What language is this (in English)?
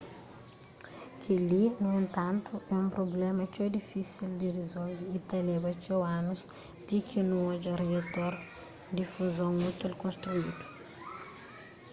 Kabuverdianu